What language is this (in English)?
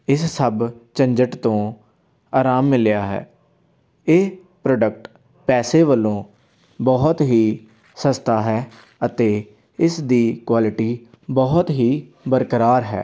Punjabi